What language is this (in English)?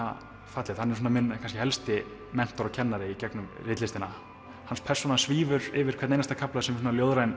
Icelandic